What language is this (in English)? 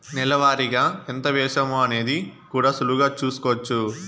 Telugu